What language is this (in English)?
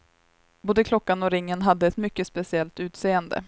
Swedish